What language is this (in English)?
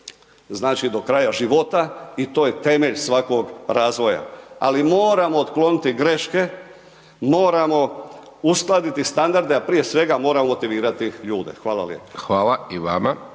Croatian